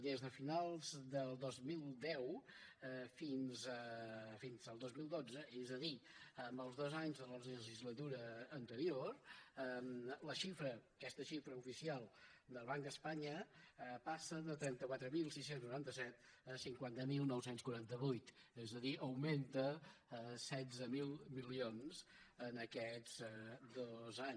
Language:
Catalan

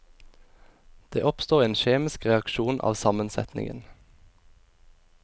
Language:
Norwegian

